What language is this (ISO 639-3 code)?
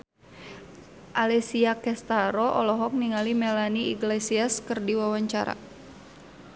sun